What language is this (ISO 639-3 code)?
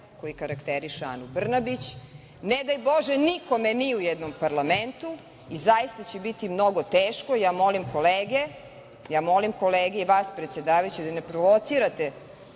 srp